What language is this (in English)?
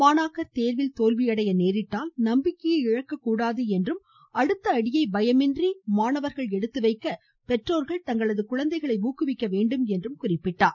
Tamil